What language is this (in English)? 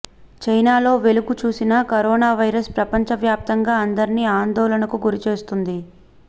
Telugu